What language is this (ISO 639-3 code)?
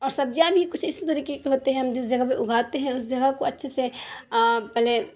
urd